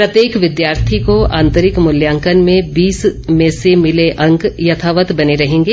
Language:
Hindi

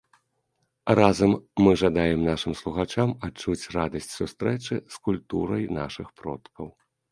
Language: Belarusian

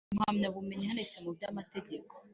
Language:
Kinyarwanda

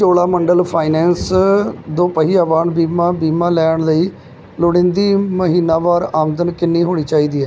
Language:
Punjabi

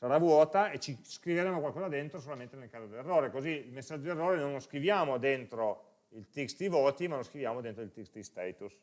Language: Italian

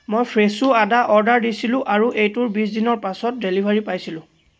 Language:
Assamese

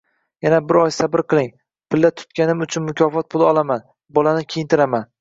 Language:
Uzbek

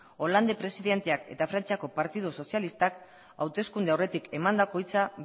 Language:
Basque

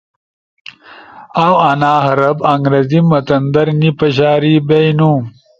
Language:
Ushojo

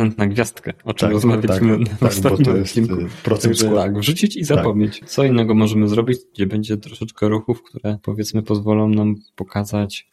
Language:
Polish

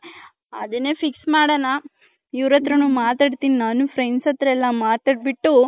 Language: Kannada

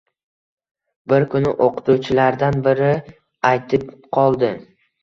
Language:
Uzbek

